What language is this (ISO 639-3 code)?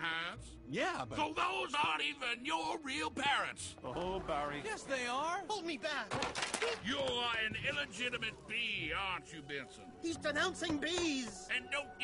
eng